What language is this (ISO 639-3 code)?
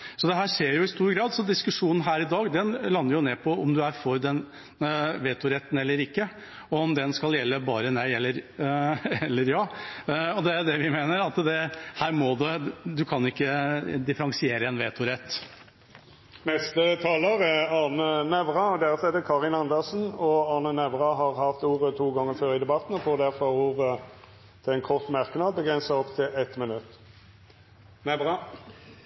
nor